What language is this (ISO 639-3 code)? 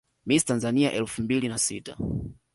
swa